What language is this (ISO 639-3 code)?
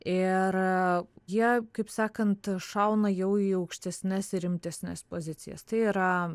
lit